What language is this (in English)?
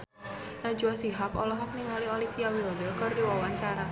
Sundanese